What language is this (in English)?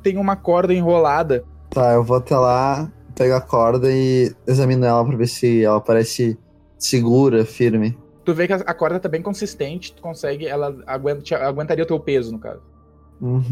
Portuguese